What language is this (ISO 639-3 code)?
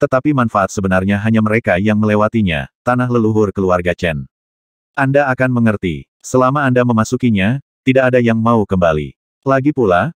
ind